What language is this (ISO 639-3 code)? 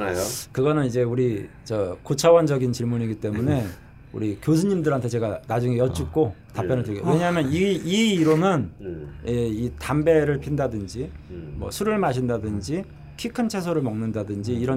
kor